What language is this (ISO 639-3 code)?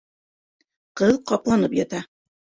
bak